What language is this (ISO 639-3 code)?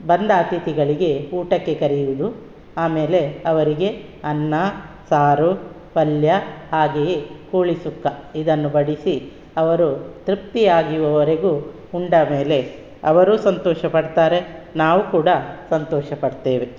kan